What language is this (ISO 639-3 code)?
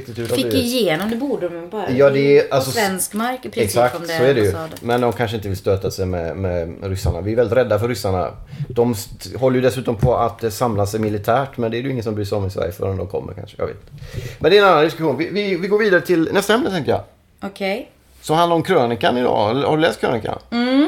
swe